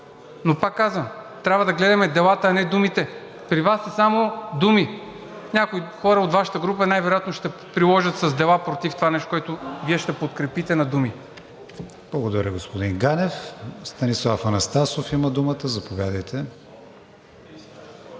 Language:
Bulgarian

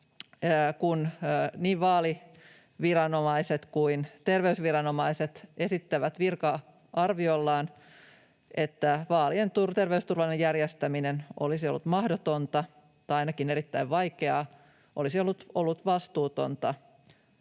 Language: Finnish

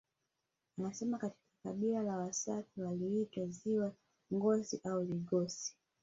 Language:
Swahili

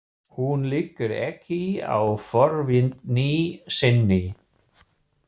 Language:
Icelandic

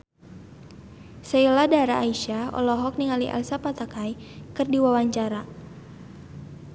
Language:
Sundanese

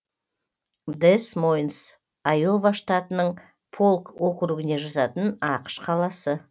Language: Kazakh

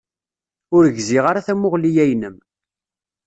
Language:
Kabyle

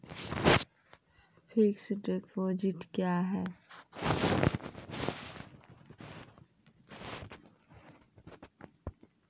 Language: Maithili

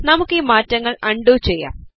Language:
Malayalam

